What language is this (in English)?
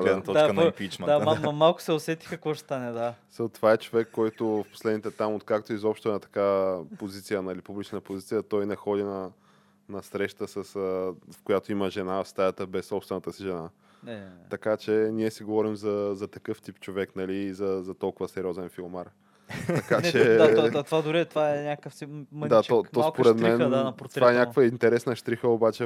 Bulgarian